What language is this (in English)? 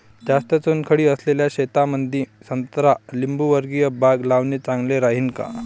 Marathi